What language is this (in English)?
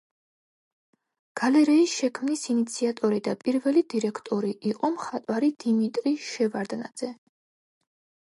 Georgian